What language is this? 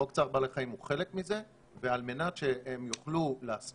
Hebrew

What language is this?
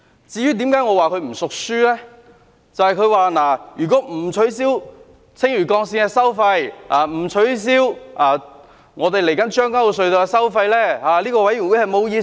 Cantonese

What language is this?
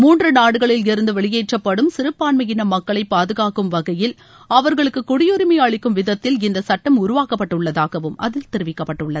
Tamil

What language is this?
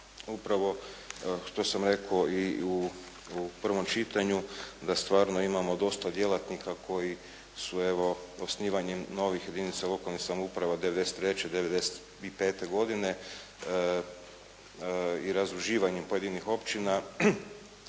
Croatian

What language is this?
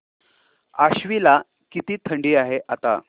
Marathi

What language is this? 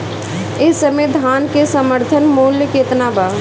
Bhojpuri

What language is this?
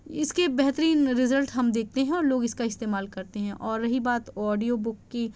Urdu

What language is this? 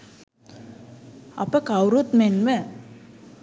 Sinhala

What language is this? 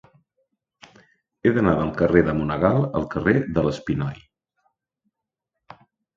Catalan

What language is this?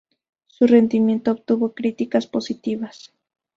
Spanish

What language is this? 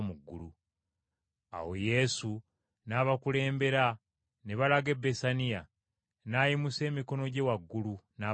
Ganda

